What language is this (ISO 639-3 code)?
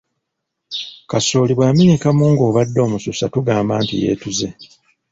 lug